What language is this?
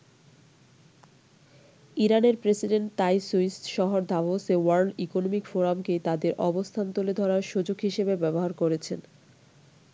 Bangla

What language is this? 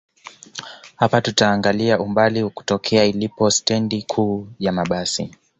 Swahili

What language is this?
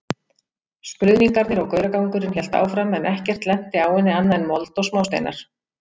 Icelandic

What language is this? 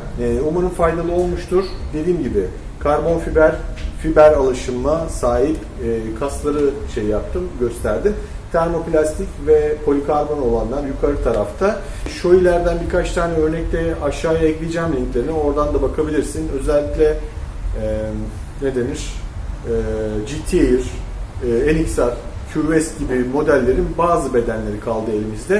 Turkish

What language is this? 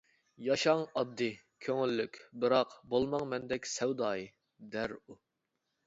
Uyghur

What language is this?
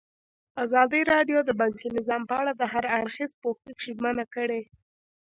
Pashto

